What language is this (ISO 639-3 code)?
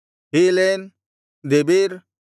kan